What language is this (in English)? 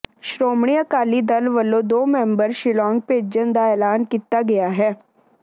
Punjabi